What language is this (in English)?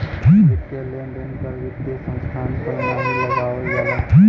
Bhojpuri